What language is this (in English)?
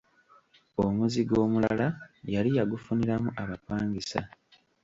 Ganda